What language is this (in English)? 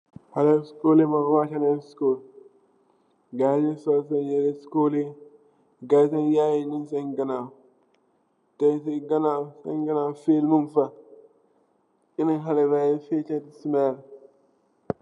Wolof